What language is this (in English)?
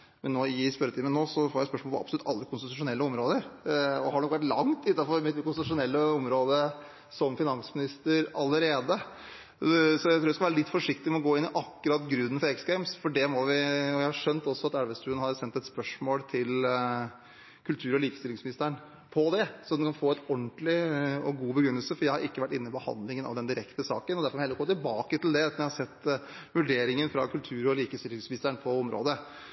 Norwegian Bokmål